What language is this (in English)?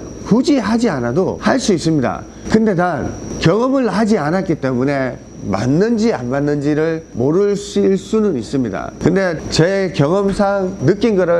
Korean